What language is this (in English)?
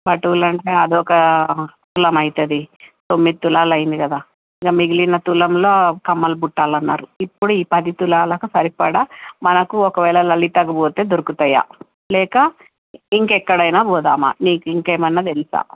Telugu